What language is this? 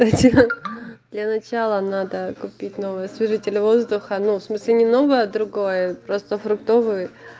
Russian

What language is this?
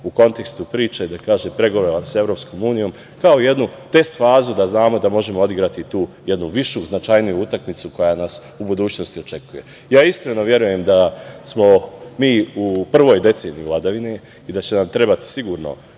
Serbian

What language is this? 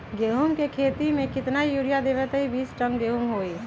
Magahi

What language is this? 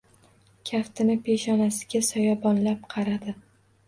Uzbek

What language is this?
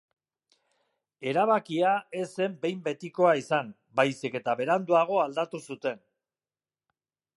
Basque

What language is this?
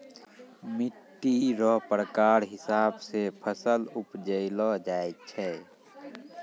Maithili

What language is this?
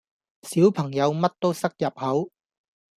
Cantonese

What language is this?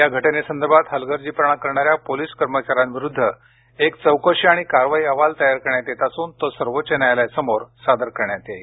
Marathi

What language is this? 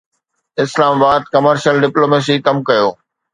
Sindhi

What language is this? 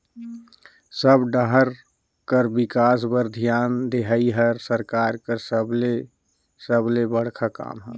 Chhattisgarhi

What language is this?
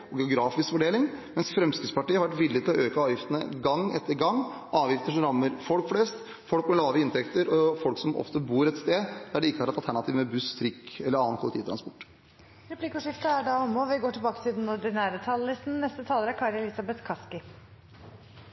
Norwegian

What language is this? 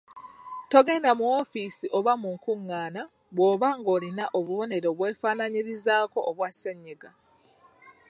Ganda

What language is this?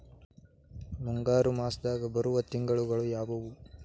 Kannada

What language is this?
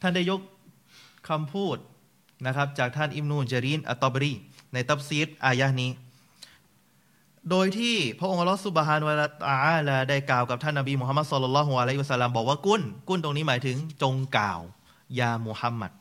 Thai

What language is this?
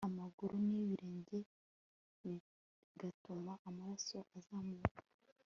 Kinyarwanda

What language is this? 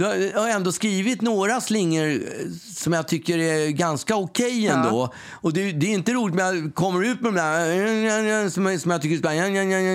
Swedish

